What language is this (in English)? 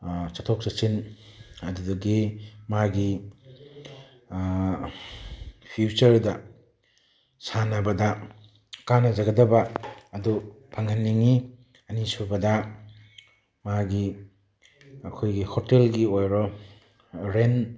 Manipuri